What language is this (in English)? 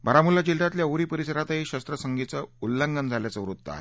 Marathi